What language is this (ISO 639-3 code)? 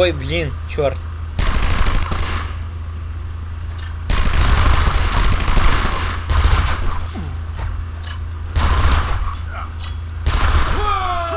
rus